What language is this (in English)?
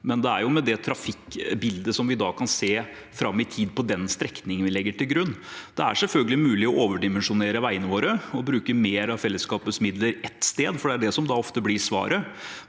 Norwegian